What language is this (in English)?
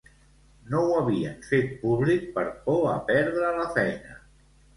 Catalan